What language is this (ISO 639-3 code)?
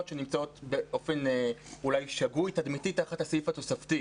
heb